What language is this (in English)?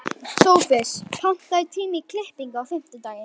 Icelandic